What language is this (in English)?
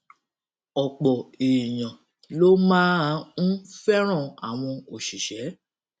Yoruba